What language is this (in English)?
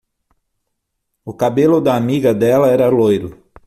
Portuguese